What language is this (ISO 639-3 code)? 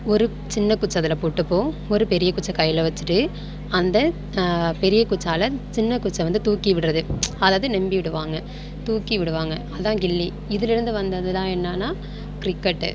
tam